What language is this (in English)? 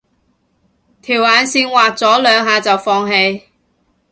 Cantonese